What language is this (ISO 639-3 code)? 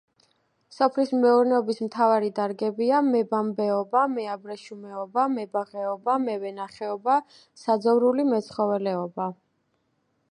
kat